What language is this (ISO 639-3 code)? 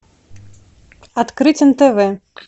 rus